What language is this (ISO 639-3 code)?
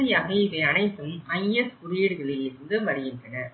tam